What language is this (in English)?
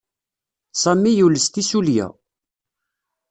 Kabyle